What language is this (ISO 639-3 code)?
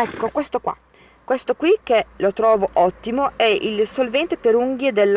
ita